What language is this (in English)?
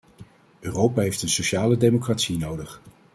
Dutch